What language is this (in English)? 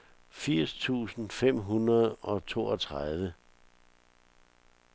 Danish